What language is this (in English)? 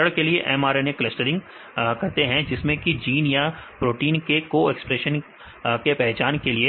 Hindi